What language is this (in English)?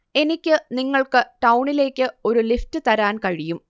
Malayalam